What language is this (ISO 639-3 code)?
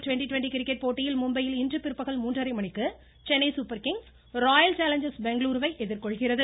tam